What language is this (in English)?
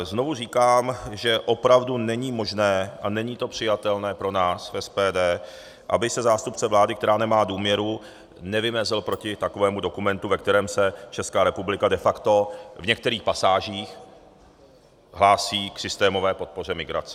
Czech